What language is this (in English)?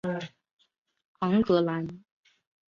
Chinese